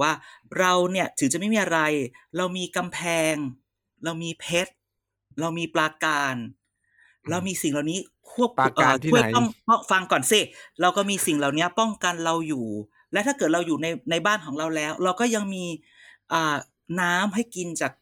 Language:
Thai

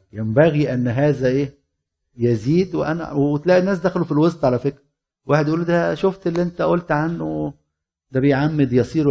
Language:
Arabic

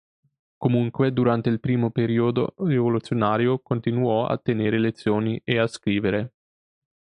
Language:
Italian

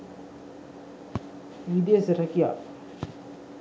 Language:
Sinhala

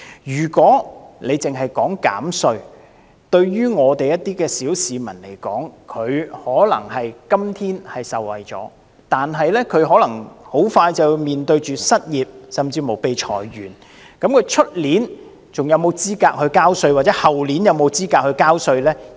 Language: Cantonese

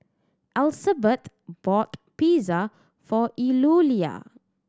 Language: English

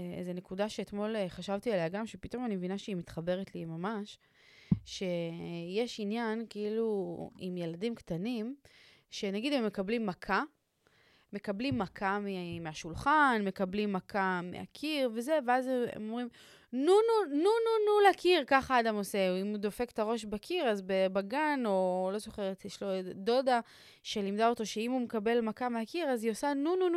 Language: Hebrew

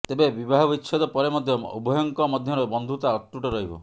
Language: Odia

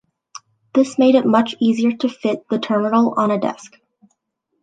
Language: English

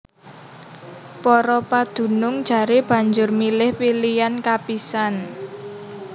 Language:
Javanese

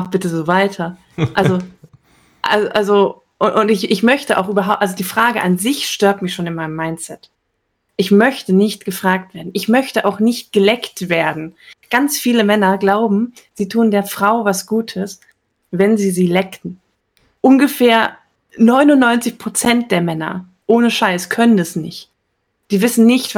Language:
German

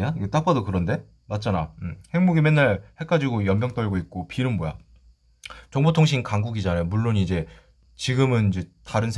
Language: Korean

